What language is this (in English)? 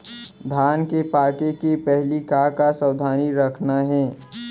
Chhattisgarhi